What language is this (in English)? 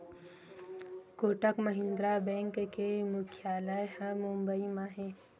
Chhattisgarhi